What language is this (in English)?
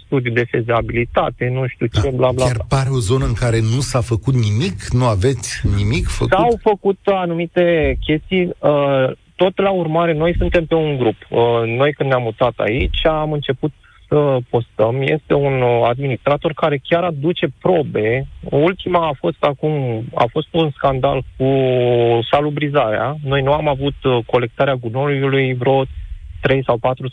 Romanian